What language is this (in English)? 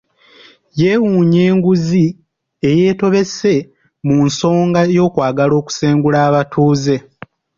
Ganda